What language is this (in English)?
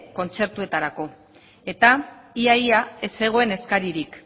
Basque